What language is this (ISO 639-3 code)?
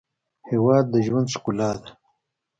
pus